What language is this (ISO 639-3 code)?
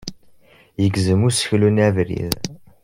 kab